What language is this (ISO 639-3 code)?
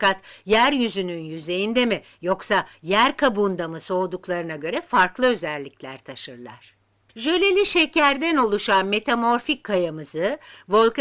tur